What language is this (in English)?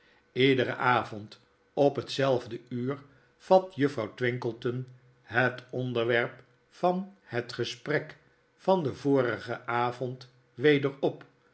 Dutch